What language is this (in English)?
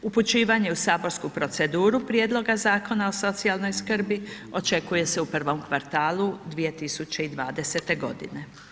Croatian